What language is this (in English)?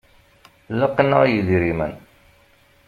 Kabyle